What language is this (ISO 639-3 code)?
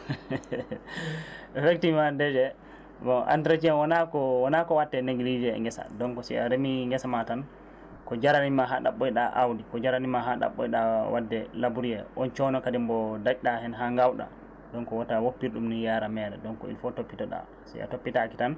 ful